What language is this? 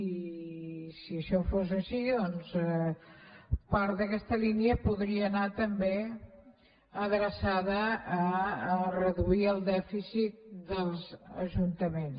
Catalan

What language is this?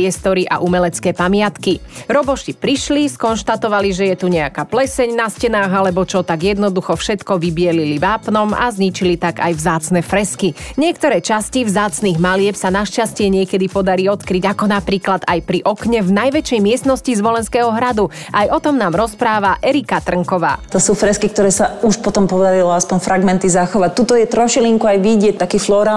Slovak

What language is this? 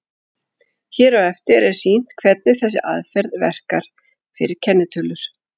Icelandic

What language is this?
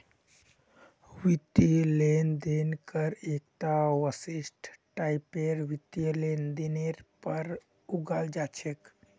Magahi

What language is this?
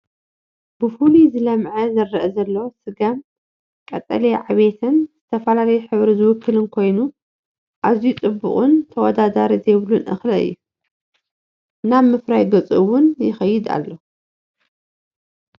Tigrinya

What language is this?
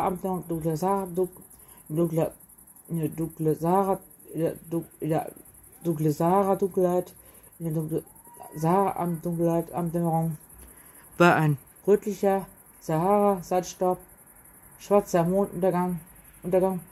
German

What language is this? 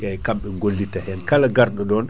Fula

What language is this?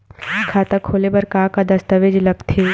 Chhattisgarhi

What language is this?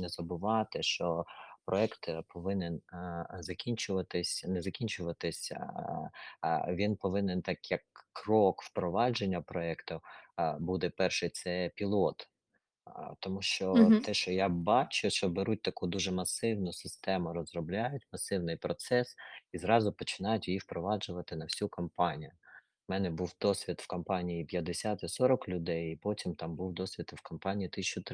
Ukrainian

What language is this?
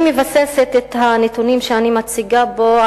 Hebrew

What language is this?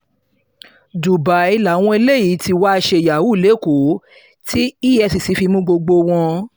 Yoruba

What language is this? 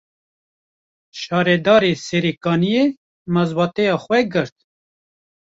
Kurdish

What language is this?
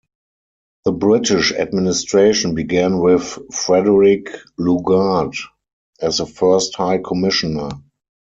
English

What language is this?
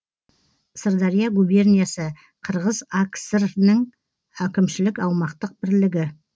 Kazakh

